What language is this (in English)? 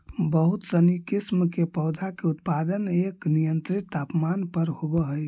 Magahi